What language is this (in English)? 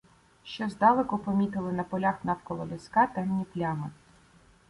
Ukrainian